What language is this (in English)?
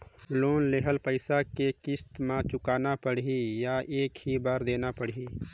Chhattisgarhi